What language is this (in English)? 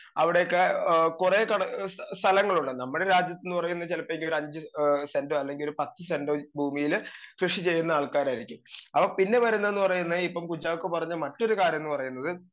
Malayalam